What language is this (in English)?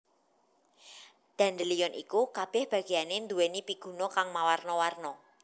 Javanese